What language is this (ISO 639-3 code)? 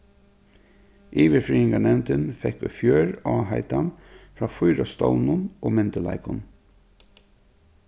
fao